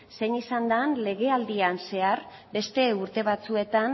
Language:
Basque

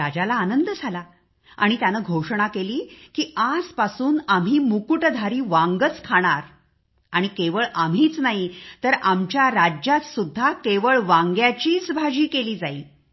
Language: Marathi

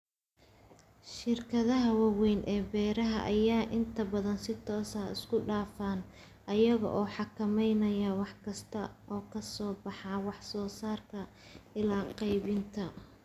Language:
Somali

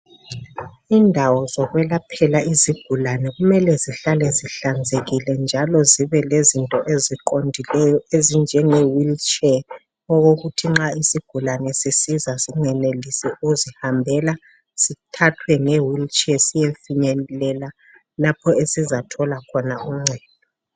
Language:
North Ndebele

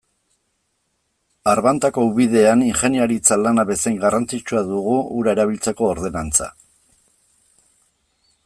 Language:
Basque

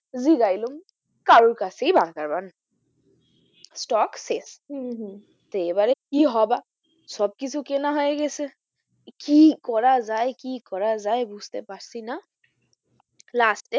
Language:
Bangla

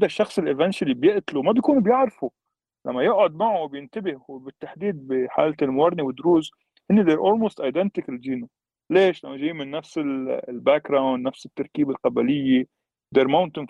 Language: Arabic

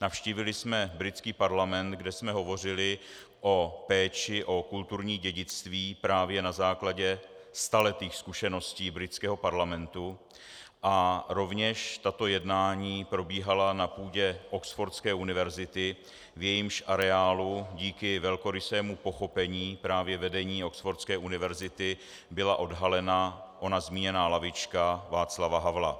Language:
Czech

